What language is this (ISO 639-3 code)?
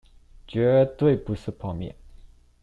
zho